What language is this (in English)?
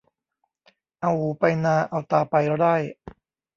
Thai